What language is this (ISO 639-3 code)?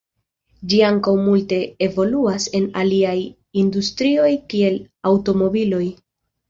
epo